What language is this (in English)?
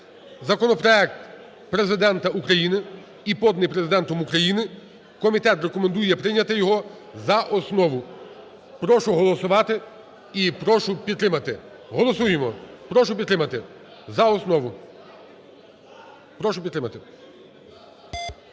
Ukrainian